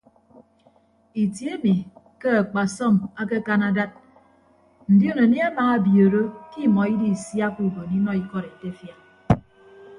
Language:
Ibibio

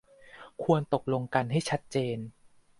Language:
Thai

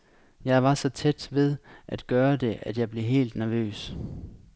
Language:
Danish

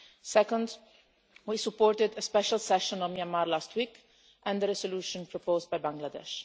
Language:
English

